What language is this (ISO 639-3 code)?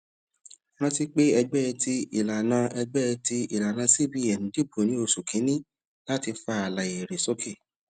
yor